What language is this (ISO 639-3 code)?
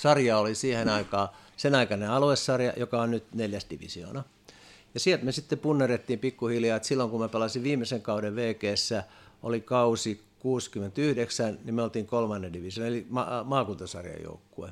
fin